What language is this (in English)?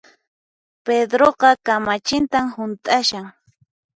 Puno Quechua